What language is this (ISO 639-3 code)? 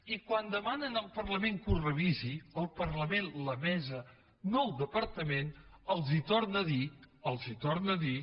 cat